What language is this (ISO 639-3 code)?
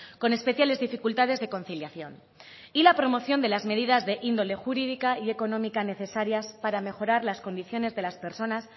spa